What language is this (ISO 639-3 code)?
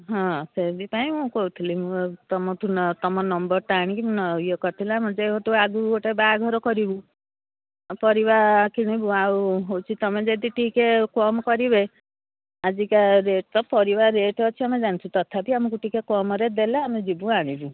ori